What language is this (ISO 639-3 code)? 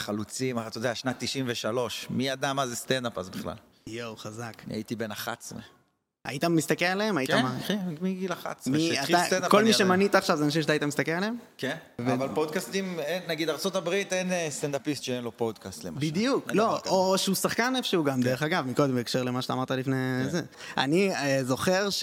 heb